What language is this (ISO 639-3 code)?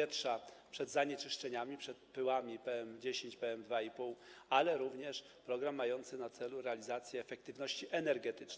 pol